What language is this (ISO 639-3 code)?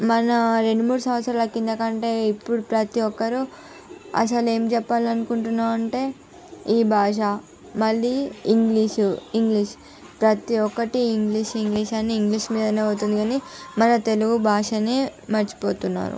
tel